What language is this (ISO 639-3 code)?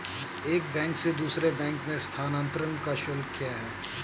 hin